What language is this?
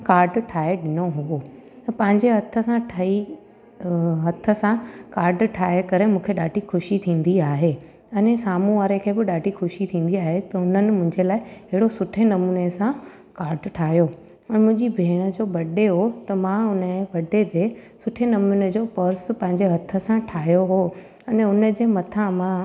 Sindhi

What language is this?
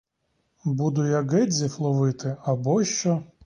Ukrainian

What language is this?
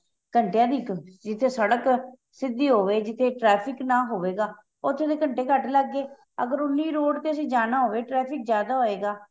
Punjabi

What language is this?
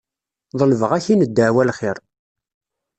Kabyle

